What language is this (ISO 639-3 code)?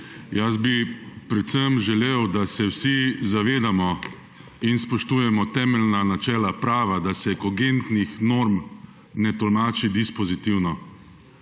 slv